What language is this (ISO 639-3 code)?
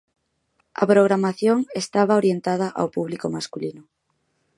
glg